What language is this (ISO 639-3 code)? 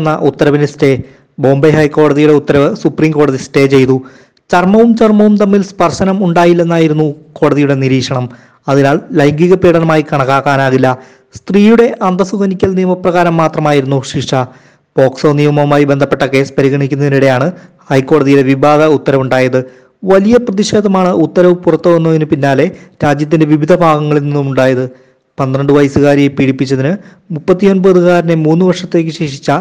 mal